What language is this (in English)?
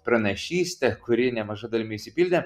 Lithuanian